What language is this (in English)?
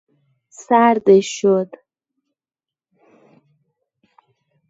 Persian